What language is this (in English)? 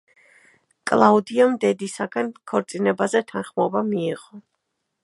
Georgian